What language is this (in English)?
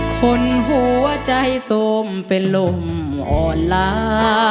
Thai